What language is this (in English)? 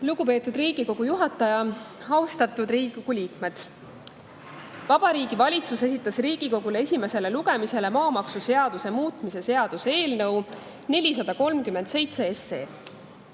Estonian